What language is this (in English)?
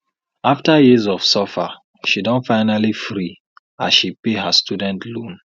Nigerian Pidgin